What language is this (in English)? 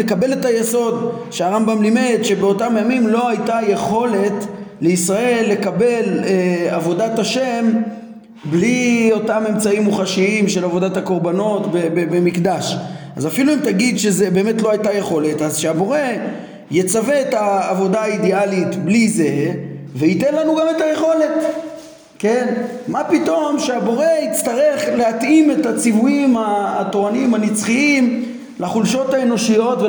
Hebrew